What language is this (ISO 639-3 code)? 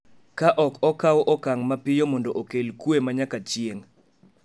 luo